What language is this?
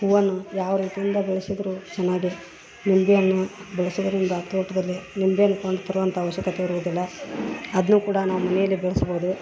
Kannada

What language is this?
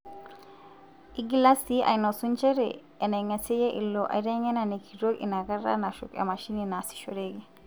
Masai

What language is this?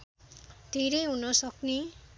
Nepali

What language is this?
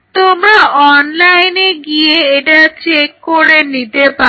Bangla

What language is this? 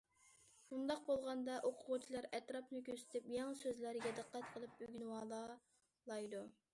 Uyghur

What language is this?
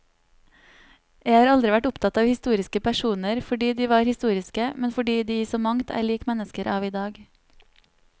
Norwegian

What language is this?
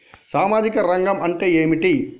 Telugu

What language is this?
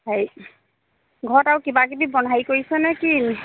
Assamese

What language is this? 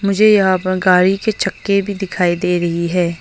Hindi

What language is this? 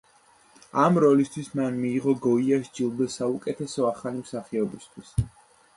Georgian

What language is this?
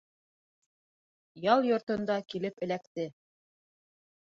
Bashkir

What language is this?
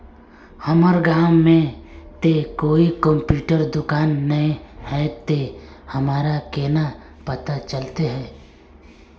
Magahi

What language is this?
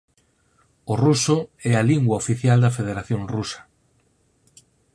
Galician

